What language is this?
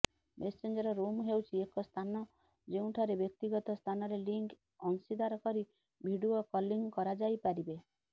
Odia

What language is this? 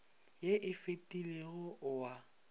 Northern Sotho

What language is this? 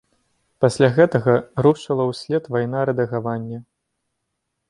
Belarusian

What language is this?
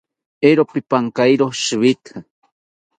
South Ucayali Ashéninka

